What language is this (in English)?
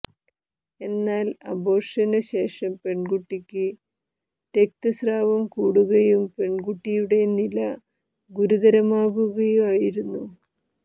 Malayalam